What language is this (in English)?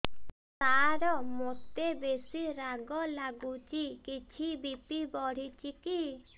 Odia